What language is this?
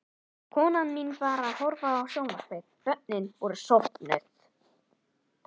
Icelandic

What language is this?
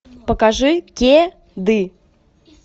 Russian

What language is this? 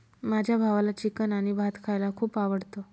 Marathi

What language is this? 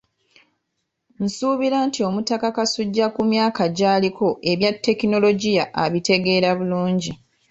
Ganda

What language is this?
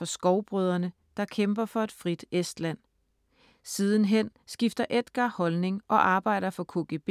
Danish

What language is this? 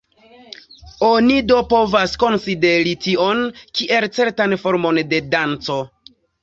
Esperanto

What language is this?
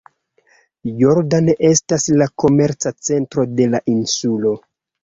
Esperanto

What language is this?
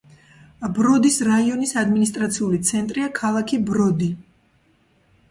Georgian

